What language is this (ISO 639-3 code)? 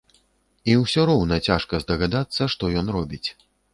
bel